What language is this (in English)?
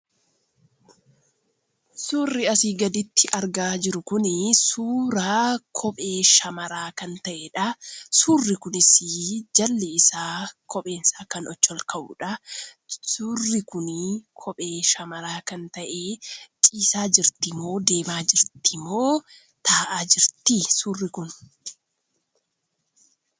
Oromo